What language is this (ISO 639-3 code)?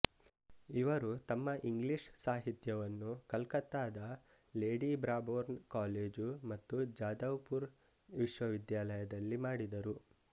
kan